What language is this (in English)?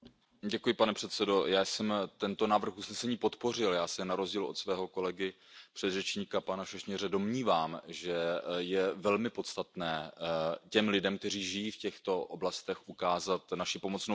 Czech